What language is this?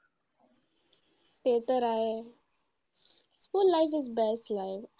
Marathi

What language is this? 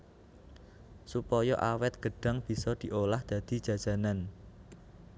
Javanese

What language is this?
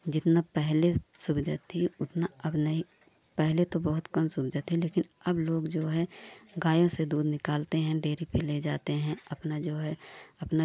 Hindi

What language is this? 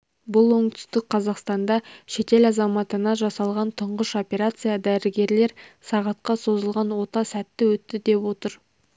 Kazakh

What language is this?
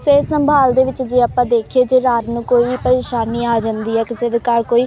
Punjabi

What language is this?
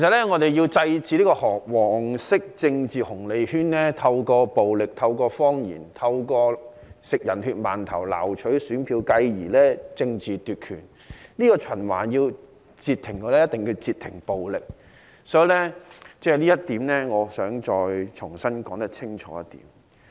Cantonese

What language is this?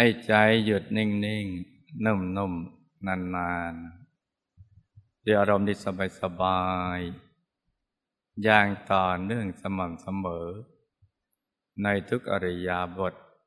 Thai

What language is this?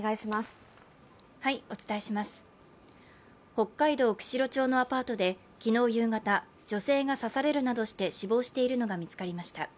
Japanese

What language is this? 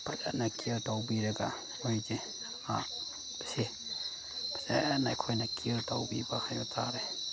Manipuri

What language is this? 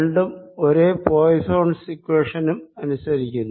Malayalam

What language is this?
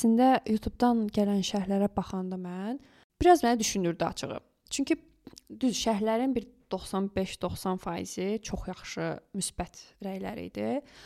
Turkish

